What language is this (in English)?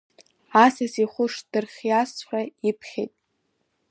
Abkhazian